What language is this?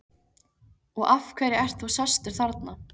Icelandic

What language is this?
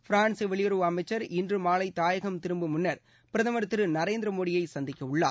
Tamil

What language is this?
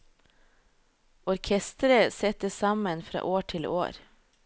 Norwegian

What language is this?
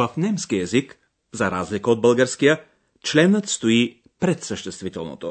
Bulgarian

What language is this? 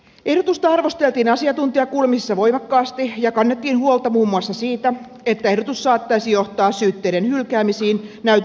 Finnish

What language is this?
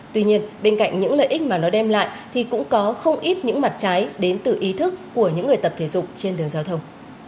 Vietnamese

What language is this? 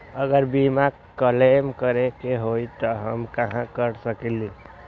Magahi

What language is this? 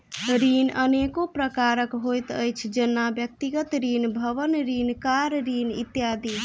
Maithili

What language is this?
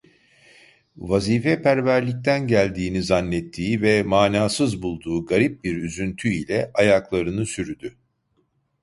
Turkish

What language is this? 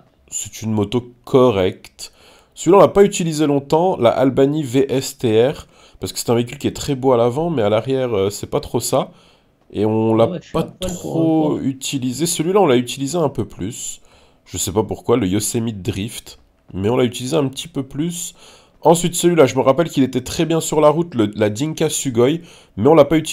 French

